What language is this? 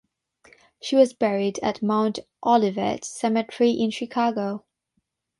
English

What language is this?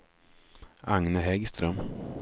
Swedish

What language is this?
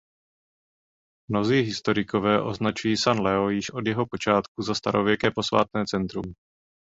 Czech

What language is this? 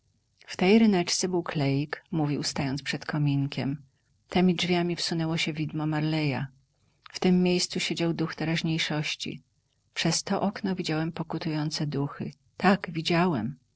Polish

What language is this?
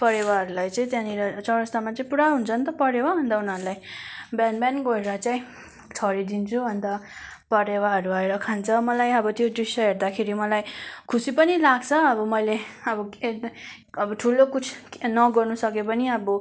Nepali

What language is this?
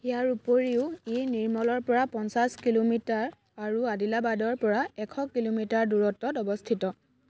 Assamese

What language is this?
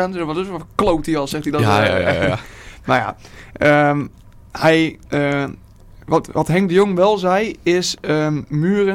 Dutch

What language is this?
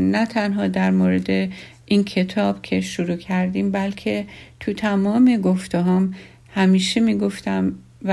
Persian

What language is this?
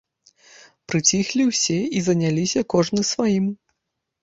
Belarusian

